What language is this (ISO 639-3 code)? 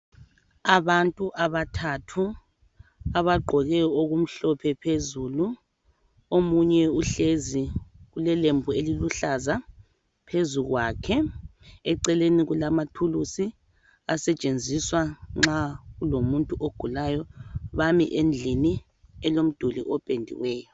nde